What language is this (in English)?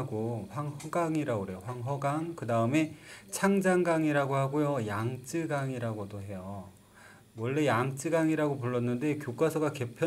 Korean